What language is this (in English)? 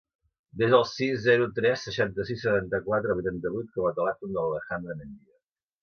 Catalan